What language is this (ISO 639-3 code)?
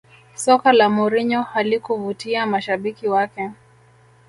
swa